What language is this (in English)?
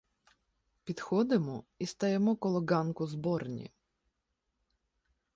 Ukrainian